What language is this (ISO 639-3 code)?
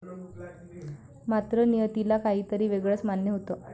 mar